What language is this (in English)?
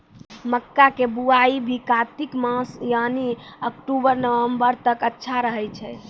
Maithili